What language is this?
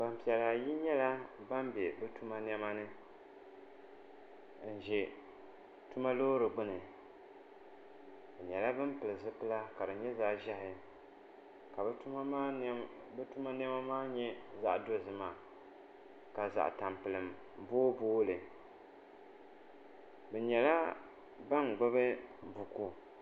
Dagbani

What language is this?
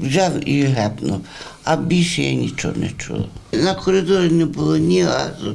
Ukrainian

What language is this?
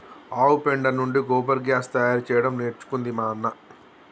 Telugu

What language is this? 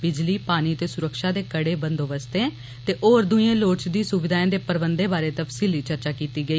Dogri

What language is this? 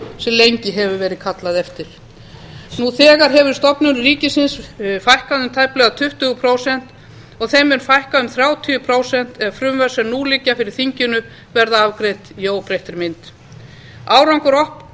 Icelandic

